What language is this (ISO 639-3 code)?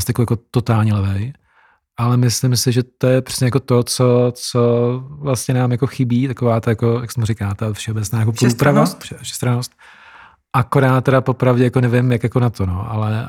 ces